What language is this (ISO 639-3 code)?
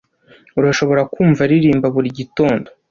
kin